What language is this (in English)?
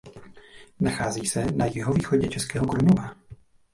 Czech